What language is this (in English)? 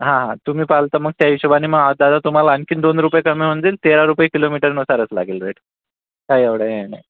Marathi